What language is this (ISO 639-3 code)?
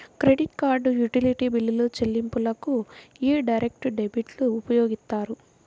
tel